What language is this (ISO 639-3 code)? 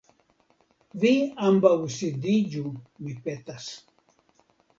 epo